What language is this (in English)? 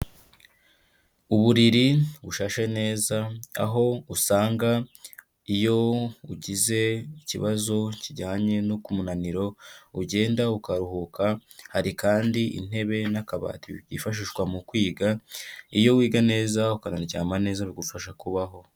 Kinyarwanda